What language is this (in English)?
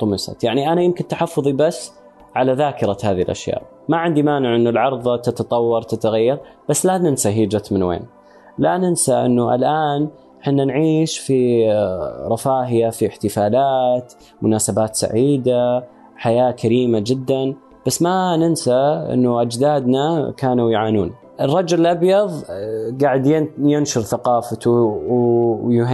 Arabic